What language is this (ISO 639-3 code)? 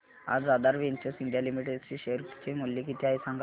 mar